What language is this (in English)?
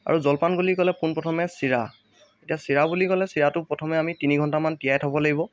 Assamese